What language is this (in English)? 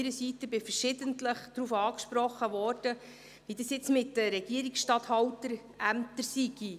Swiss German